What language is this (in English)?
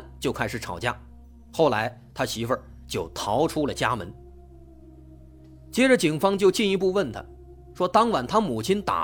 Chinese